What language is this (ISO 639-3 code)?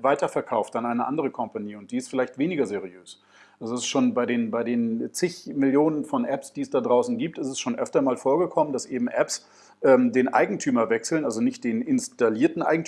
deu